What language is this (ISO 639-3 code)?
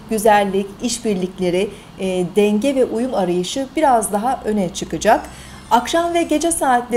tur